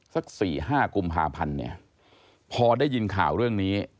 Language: Thai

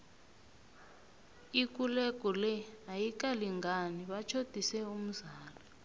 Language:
South Ndebele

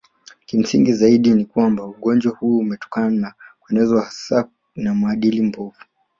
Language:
Swahili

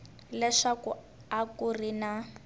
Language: Tsonga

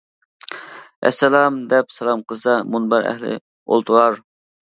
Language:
Uyghur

